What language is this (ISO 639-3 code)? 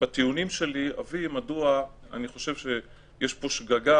heb